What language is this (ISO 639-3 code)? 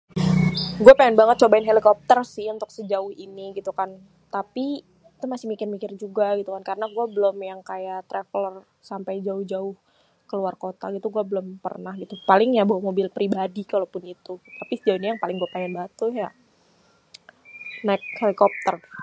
bew